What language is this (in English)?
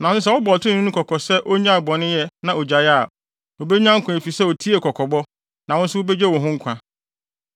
Akan